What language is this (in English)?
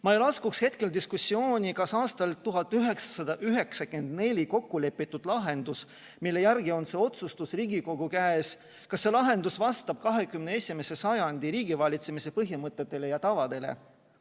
Estonian